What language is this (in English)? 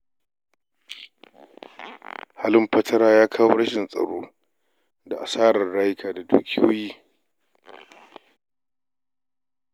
Hausa